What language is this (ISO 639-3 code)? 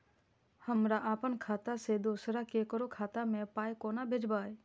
mai